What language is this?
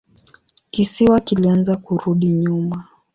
Swahili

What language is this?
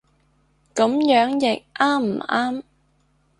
Cantonese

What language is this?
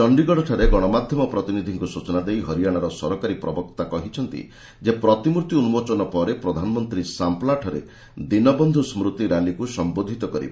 Odia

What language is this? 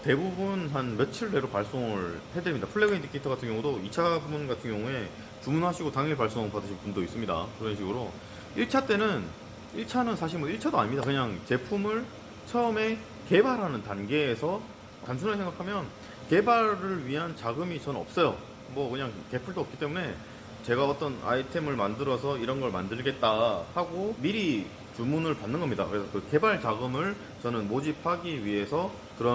Korean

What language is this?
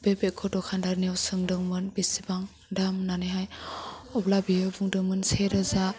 Bodo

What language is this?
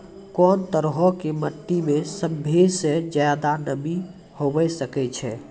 Maithili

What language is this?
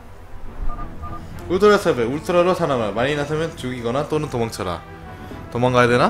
Korean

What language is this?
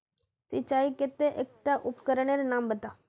Magahi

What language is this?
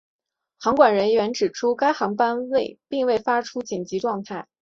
Chinese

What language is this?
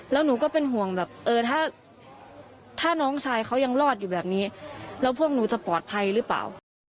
Thai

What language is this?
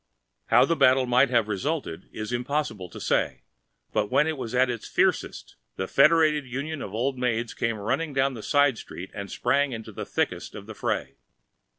English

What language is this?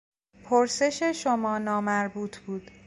Persian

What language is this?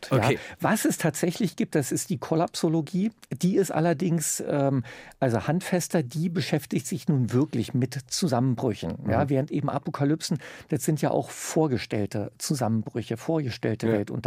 German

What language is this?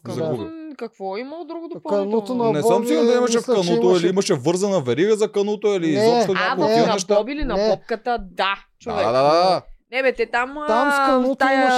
Bulgarian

